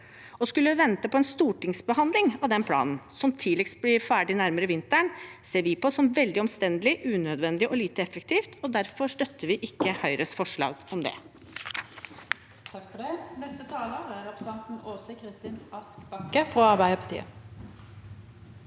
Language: Norwegian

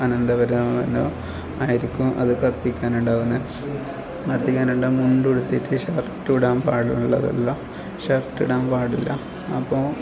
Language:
Malayalam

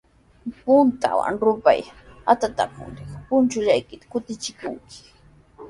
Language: Sihuas Ancash Quechua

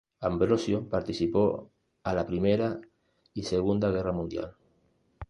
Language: Spanish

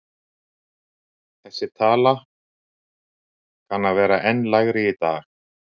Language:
Icelandic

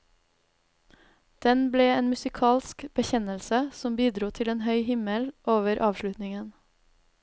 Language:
Norwegian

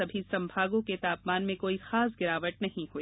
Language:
Hindi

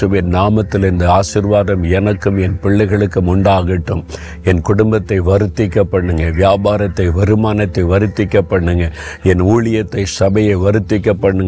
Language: Tamil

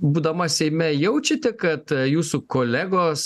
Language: Lithuanian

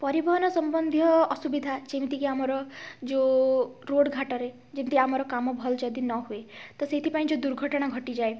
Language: Odia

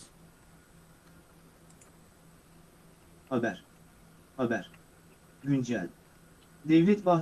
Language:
Turkish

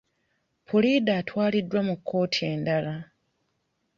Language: Ganda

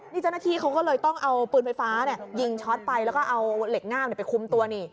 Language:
Thai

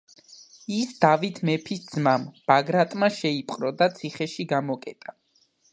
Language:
Georgian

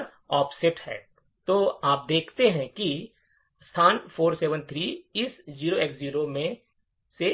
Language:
Hindi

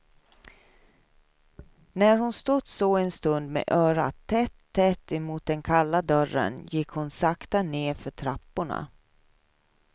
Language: Swedish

